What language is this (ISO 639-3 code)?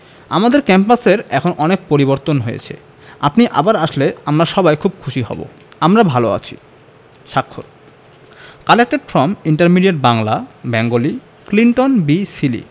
ben